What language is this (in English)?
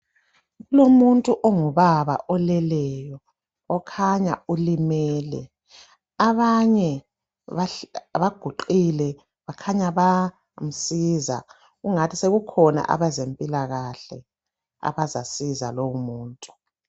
North Ndebele